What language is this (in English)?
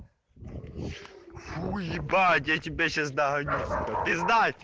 Russian